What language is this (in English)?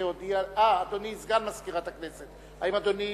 Hebrew